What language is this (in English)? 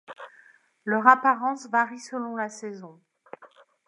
French